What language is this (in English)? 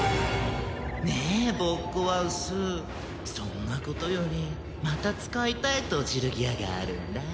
Japanese